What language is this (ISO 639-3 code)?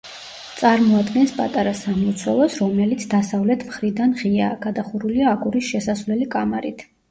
kat